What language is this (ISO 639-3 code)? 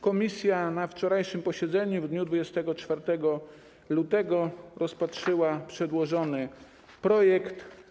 pol